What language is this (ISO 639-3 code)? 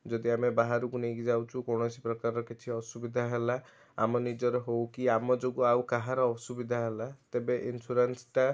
ori